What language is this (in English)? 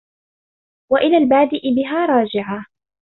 Arabic